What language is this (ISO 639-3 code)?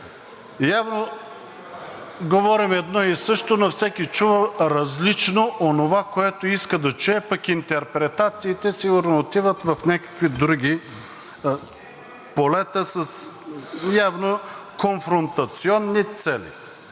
bul